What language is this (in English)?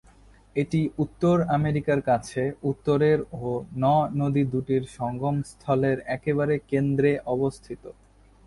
Bangla